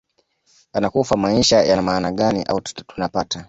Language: Swahili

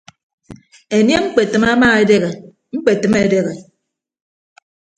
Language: Ibibio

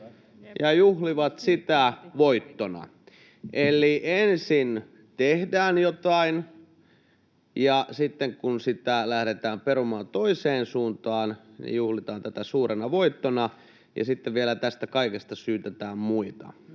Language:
Finnish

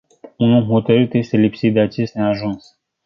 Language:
Romanian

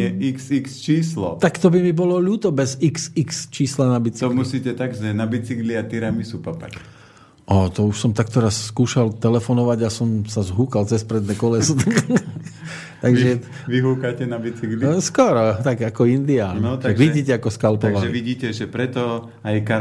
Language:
Slovak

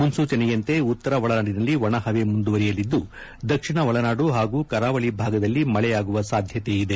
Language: Kannada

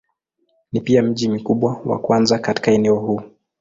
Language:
Swahili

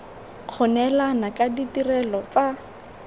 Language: Tswana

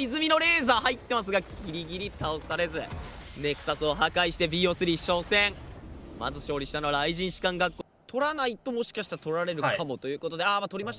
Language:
Japanese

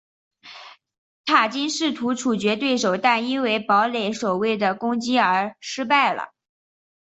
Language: Chinese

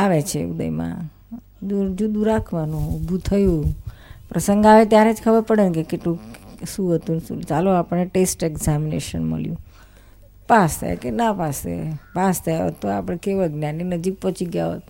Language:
Gujarati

